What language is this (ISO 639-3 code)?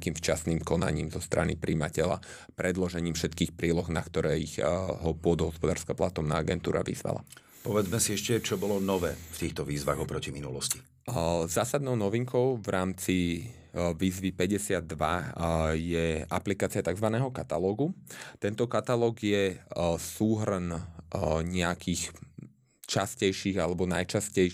slk